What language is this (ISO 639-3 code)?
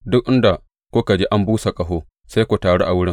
hau